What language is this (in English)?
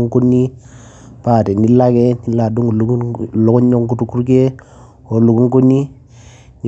Masai